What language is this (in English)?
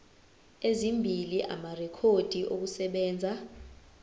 Zulu